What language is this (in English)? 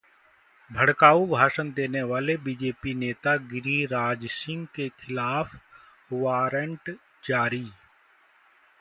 Hindi